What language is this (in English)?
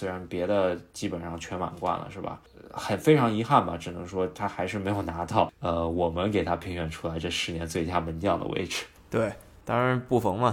Chinese